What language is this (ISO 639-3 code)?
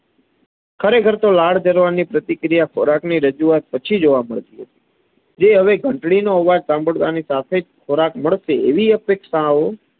guj